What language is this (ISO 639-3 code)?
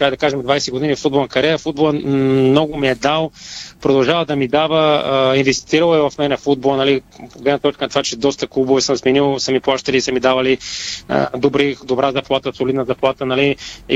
bul